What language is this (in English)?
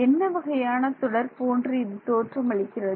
Tamil